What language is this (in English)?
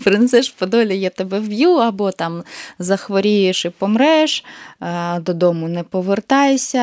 Ukrainian